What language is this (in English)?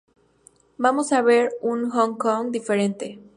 Spanish